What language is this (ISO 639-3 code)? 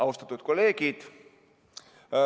est